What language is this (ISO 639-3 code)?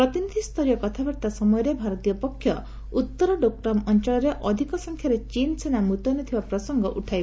ori